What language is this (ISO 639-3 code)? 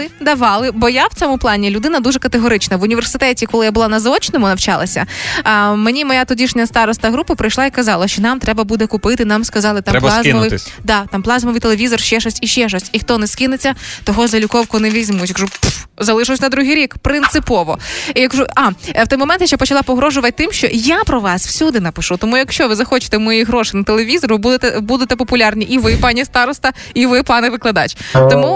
ukr